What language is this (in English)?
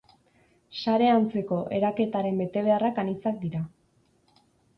Basque